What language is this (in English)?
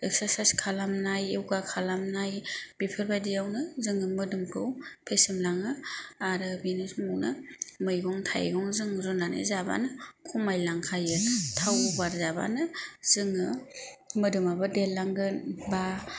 Bodo